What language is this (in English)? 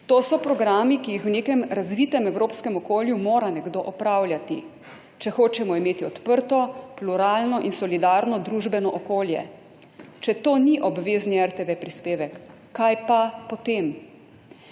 Slovenian